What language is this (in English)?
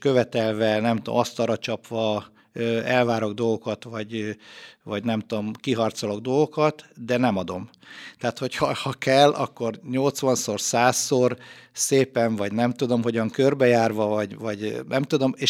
Hungarian